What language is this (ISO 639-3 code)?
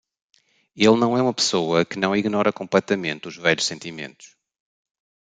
por